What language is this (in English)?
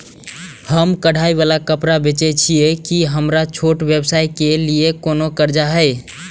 Maithili